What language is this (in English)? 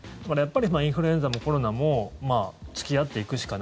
Japanese